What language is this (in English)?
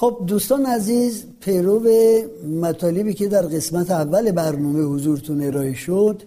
Persian